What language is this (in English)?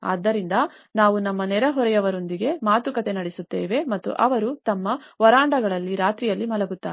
Kannada